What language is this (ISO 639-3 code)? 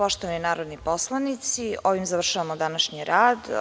srp